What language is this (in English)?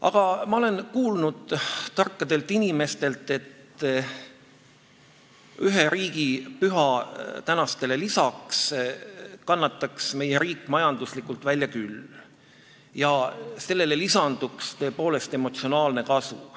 Estonian